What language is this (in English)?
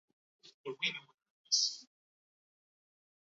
Basque